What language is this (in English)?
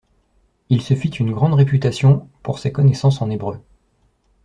French